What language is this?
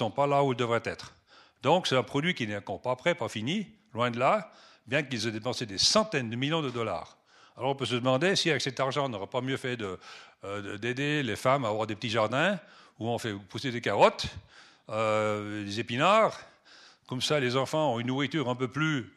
French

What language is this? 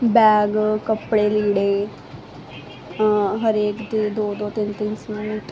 Punjabi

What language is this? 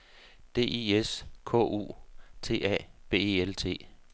Danish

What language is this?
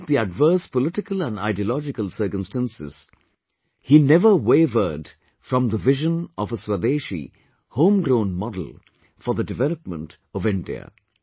English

